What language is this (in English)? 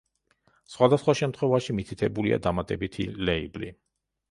Georgian